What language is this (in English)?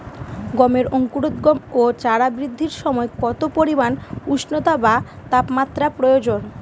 Bangla